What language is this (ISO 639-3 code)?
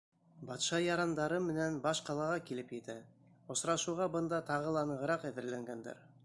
bak